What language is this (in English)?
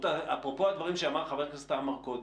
Hebrew